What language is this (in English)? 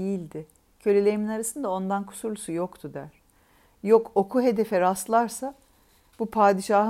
Turkish